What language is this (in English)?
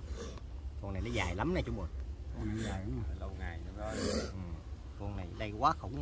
Vietnamese